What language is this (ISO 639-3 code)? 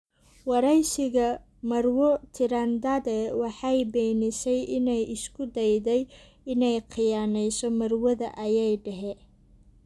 som